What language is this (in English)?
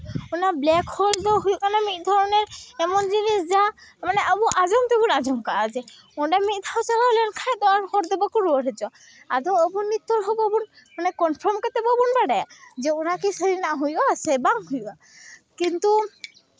Santali